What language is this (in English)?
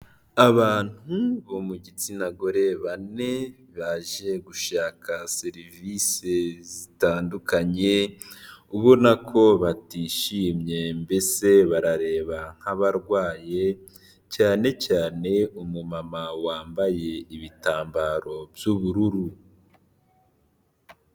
Kinyarwanda